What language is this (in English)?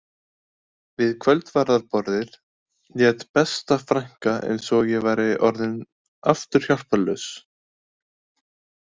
Icelandic